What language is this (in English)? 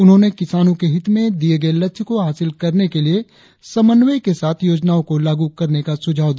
Hindi